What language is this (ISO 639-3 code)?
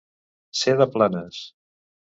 cat